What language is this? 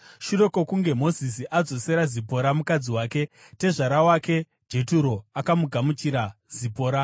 Shona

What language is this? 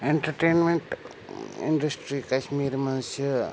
Kashmiri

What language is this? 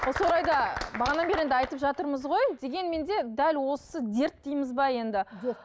Kazakh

